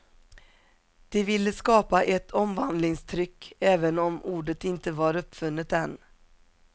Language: Swedish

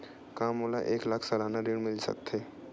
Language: Chhattisgarhi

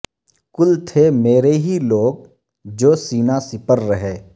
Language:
Urdu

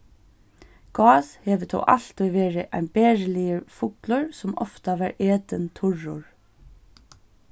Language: Faroese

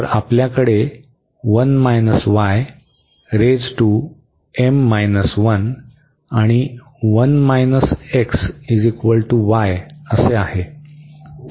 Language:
Marathi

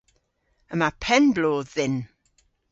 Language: Cornish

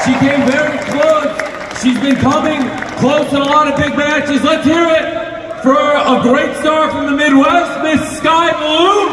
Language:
English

